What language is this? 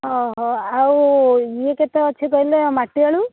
Odia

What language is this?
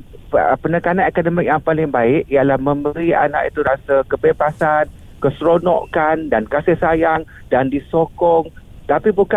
Malay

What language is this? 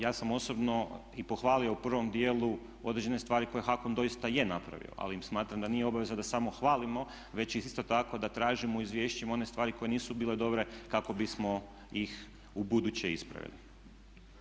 Croatian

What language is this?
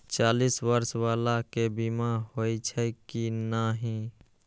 Maithili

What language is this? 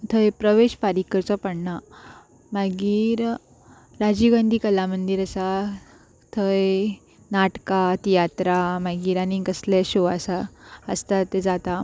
Konkani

